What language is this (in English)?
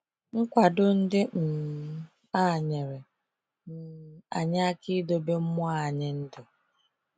Igbo